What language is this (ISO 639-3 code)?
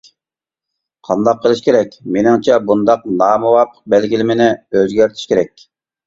uig